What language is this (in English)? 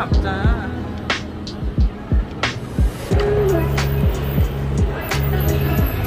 Thai